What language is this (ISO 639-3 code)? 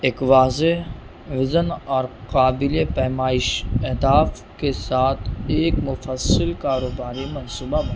urd